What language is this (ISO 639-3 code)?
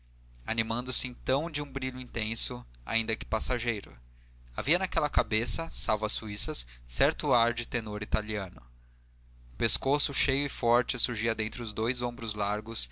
por